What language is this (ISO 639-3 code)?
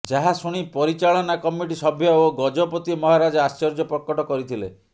ori